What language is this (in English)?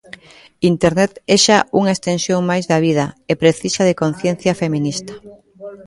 Galician